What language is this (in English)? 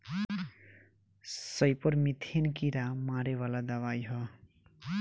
Bhojpuri